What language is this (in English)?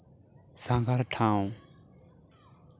Santali